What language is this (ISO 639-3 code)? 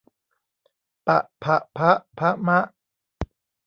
tha